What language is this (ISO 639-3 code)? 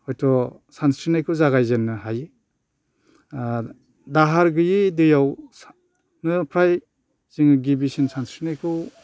brx